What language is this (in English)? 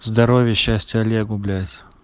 Russian